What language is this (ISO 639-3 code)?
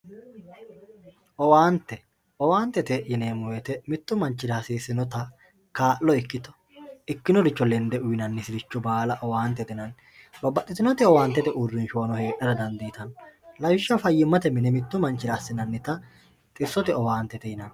sid